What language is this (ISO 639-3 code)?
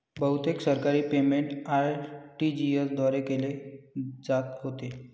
mar